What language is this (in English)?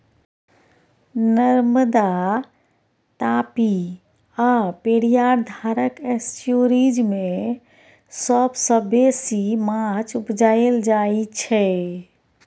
Maithili